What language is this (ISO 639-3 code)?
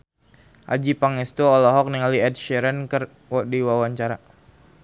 sun